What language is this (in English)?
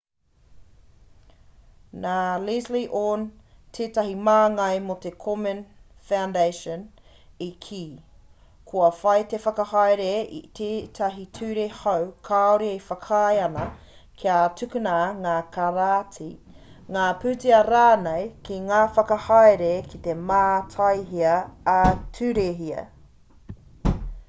Māori